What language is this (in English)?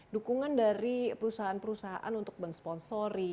Indonesian